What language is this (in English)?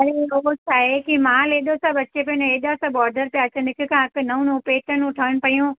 Sindhi